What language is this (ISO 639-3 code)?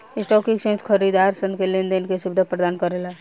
bho